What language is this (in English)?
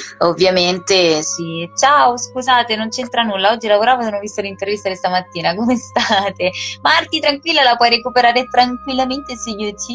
Italian